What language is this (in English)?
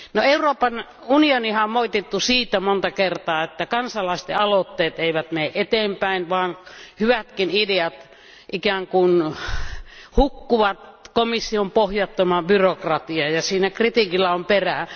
Finnish